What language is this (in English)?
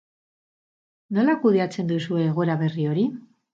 Basque